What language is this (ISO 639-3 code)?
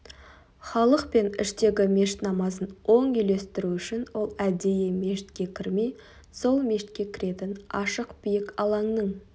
kaz